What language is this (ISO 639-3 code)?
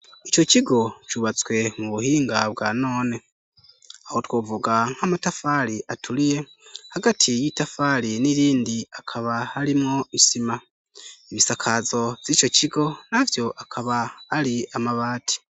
run